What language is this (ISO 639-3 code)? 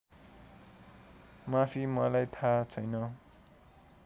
nep